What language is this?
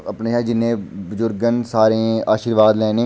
Dogri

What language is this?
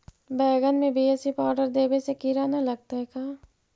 Magahi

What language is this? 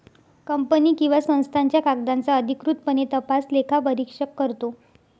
Marathi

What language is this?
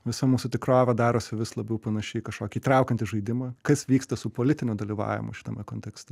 Lithuanian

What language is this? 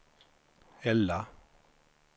Swedish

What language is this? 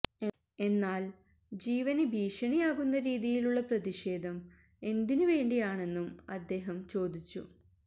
Malayalam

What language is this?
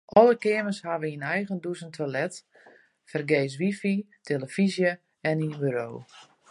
Western Frisian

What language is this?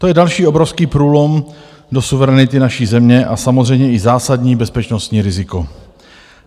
Czech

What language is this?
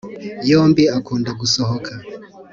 Kinyarwanda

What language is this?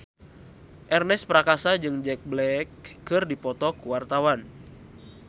Sundanese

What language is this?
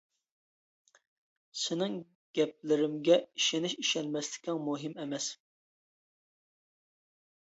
Uyghur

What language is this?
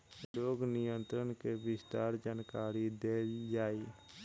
Bhojpuri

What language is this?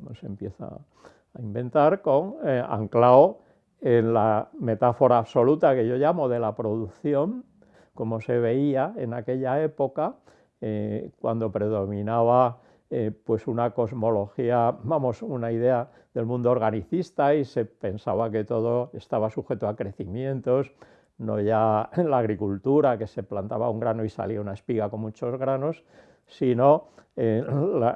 Spanish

